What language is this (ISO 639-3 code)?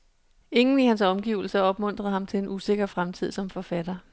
dan